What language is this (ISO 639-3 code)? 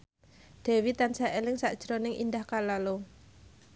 jav